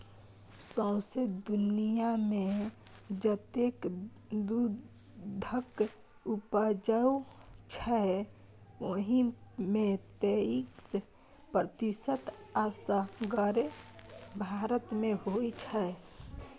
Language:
Maithili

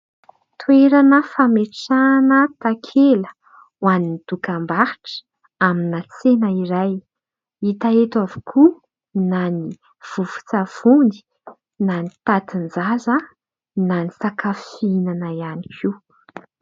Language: Malagasy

